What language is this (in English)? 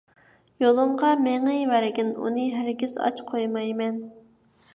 Uyghur